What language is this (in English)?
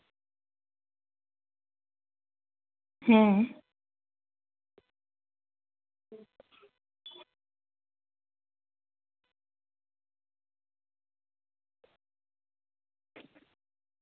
Santali